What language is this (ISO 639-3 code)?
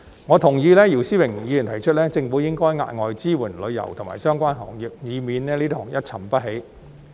yue